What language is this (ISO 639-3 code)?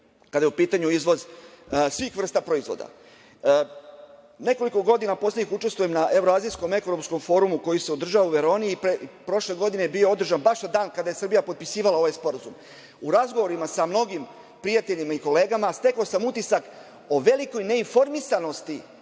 srp